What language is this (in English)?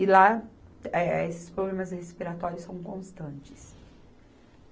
Portuguese